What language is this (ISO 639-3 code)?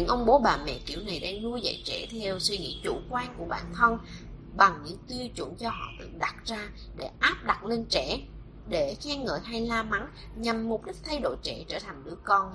vie